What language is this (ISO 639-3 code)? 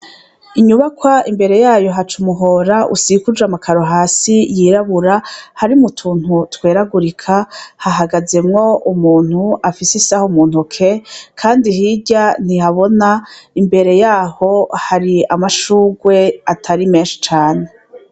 run